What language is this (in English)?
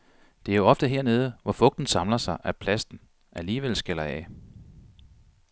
Danish